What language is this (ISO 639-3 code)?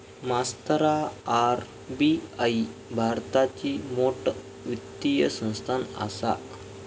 mar